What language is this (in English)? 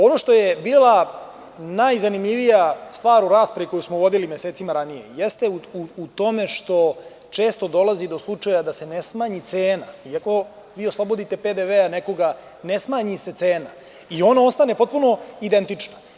Serbian